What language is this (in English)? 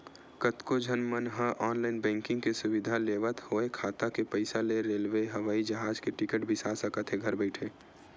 Chhattisgarhi